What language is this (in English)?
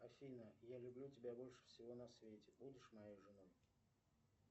Russian